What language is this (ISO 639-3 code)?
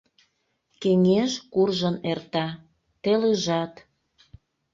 chm